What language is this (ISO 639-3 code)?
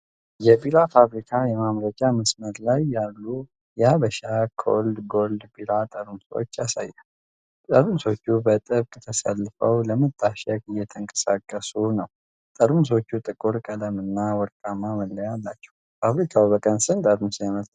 amh